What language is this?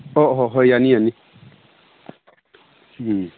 Manipuri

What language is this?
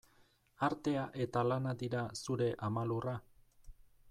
Basque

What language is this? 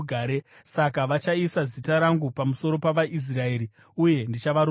Shona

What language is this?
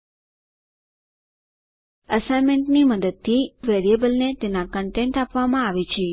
Gujarati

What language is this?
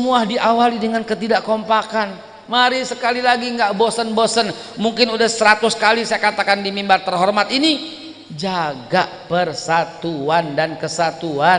Indonesian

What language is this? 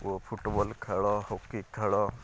Odia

